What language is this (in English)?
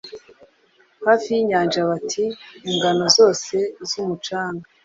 Kinyarwanda